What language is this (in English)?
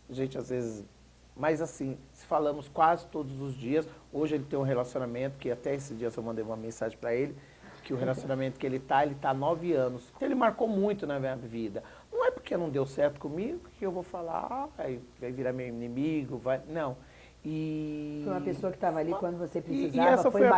Portuguese